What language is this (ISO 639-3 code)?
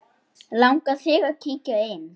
isl